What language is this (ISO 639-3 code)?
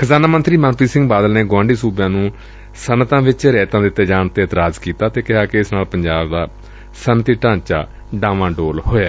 pan